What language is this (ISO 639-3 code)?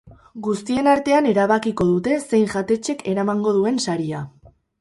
eus